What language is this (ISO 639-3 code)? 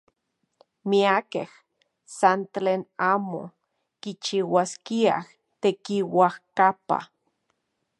ncx